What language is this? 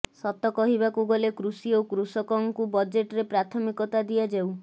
Odia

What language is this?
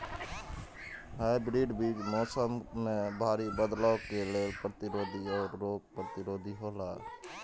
Maithili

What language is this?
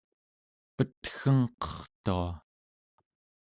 Central Yupik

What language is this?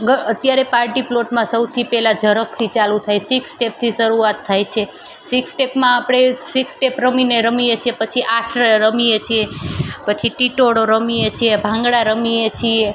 Gujarati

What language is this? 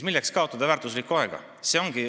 Estonian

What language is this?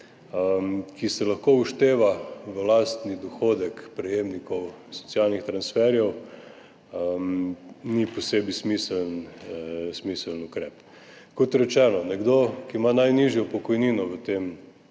Slovenian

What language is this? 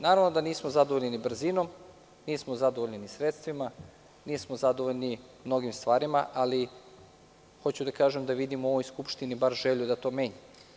Serbian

